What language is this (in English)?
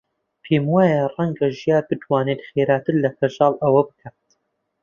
Central Kurdish